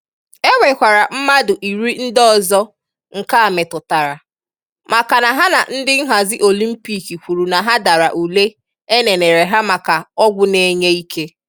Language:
Igbo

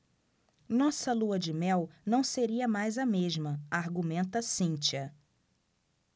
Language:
Portuguese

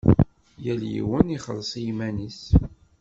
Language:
Kabyle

